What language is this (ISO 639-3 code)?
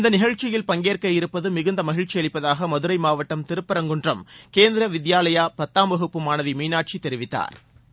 tam